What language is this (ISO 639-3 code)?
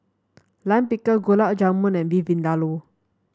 eng